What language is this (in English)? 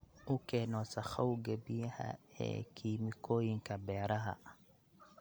Somali